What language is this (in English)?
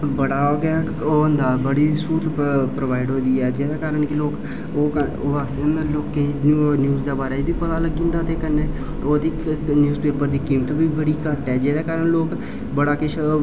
Dogri